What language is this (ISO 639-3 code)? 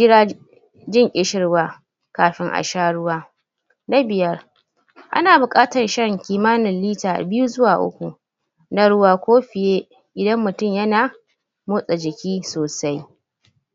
hau